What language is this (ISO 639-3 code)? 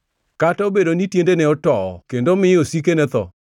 luo